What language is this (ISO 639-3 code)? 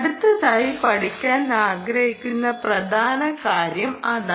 mal